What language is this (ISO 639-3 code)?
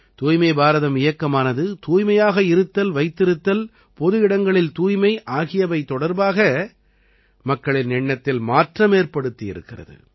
tam